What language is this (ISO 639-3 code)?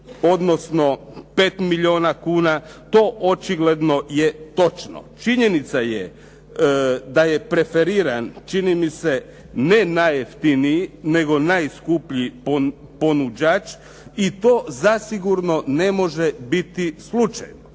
hrv